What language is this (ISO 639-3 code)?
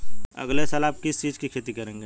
hin